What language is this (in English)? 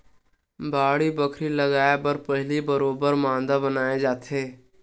Chhattisgarhi